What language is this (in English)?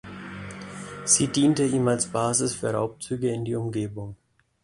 German